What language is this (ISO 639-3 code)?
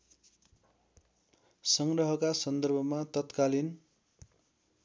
nep